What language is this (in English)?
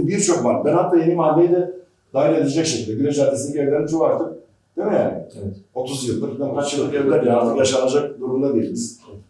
Turkish